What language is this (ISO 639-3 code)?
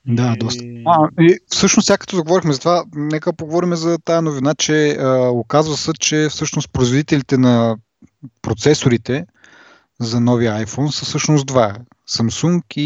bul